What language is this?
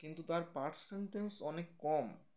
Bangla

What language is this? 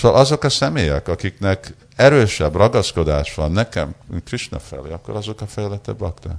Hungarian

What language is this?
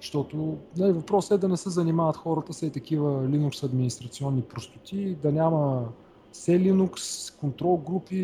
Bulgarian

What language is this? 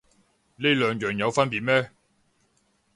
Cantonese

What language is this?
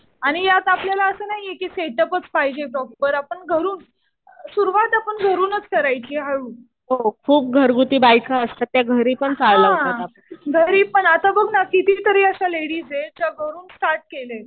Marathi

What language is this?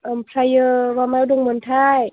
Bodo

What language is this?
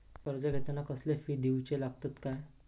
Marathi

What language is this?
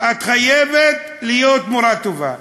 Hebrew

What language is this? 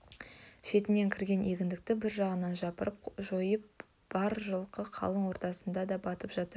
Kazakh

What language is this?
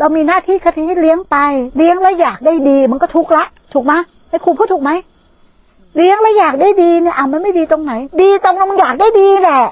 Thai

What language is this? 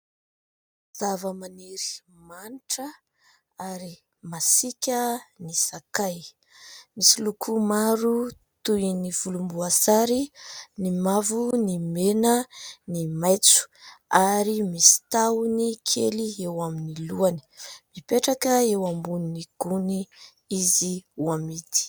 Malagasy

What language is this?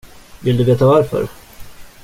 Swedish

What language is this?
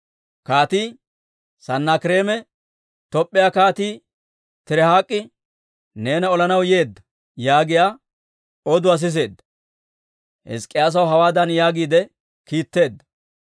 Dawro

